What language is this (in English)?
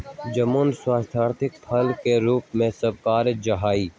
Magahi